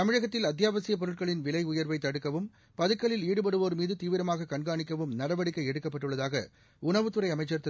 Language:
Tamil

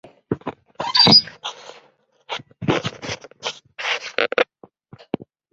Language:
Chinese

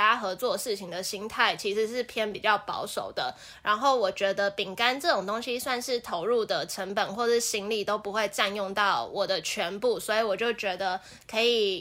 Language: Chinese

